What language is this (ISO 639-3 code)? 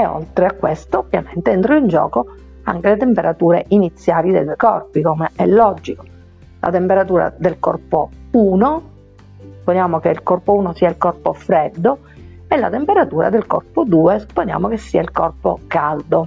ita